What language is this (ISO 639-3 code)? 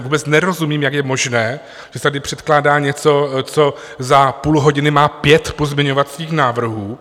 ces